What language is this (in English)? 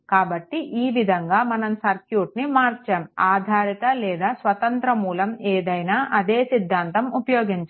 Telugu